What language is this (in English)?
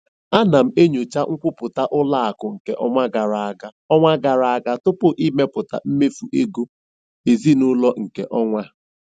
Igbo